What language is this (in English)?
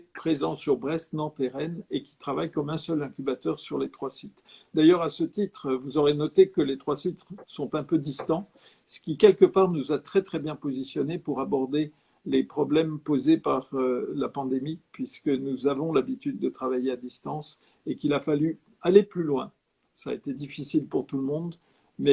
French